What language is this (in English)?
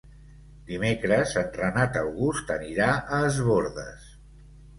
Catalan